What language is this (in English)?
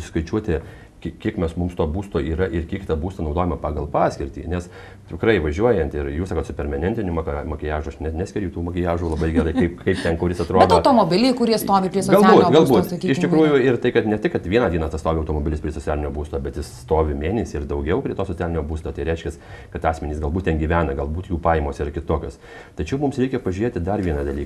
Lithuanian